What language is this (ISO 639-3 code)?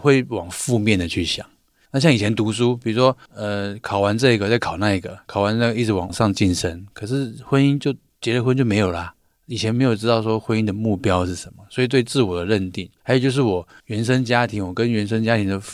zho